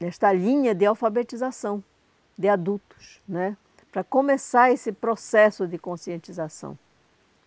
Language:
Portuguese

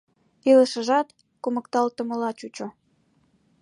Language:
Mari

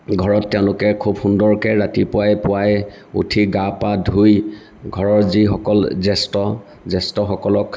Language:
Assamese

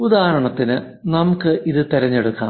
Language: Malayalam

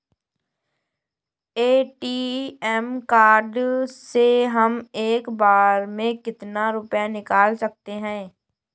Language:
Hindi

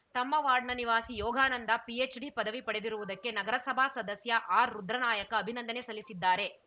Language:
Kannada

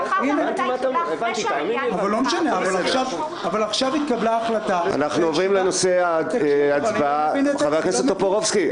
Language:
Hebrew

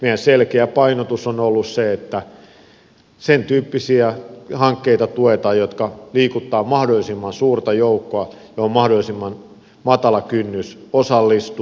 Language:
Finnish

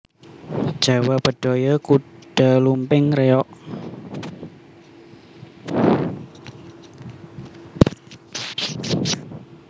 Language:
Javanese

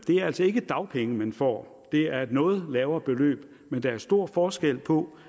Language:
Danish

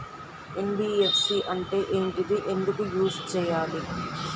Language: Telugu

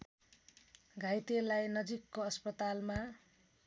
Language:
Nepali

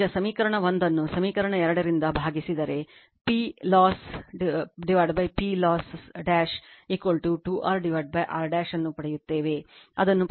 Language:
Kannada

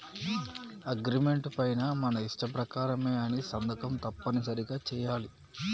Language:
Telugu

